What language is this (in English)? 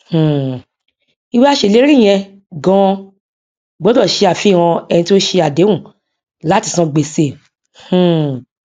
Yoruba